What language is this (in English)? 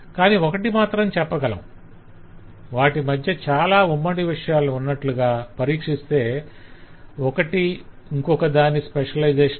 Telugu